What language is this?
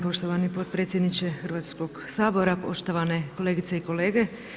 Croatian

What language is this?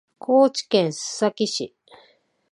Japanese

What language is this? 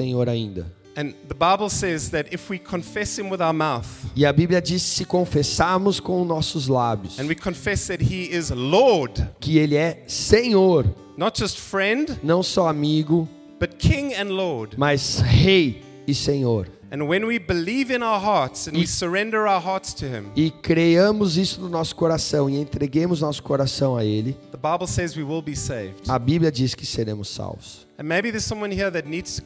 Portuguese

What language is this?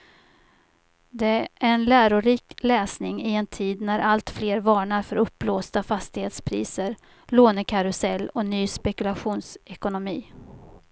Swedish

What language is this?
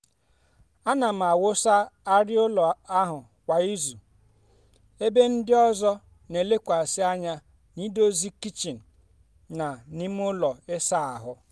Igbo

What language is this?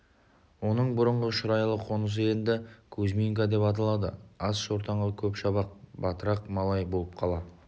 Kazakh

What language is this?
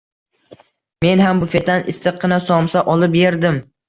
Uzbek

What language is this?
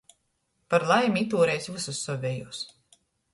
Latgalian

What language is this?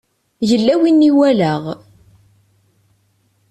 Kabyle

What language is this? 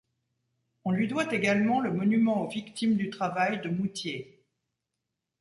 French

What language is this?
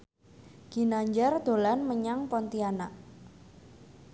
Javanese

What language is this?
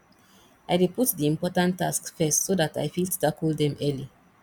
Nigerian Pidgin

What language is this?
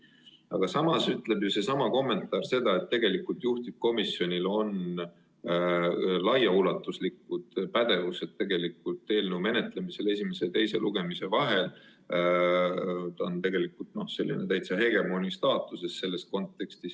Estonian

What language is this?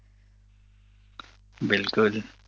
Gujarati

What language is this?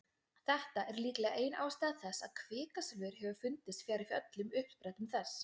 Icelandic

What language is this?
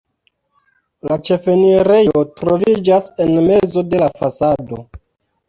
Esperanto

